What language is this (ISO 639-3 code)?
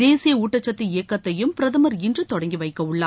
tam